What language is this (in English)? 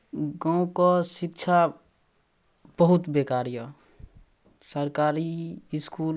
Maithili